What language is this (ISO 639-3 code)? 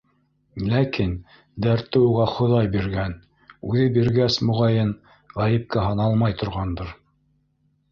bak